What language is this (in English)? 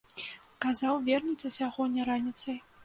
Belarusian